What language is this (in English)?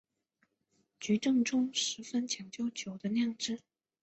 Chinese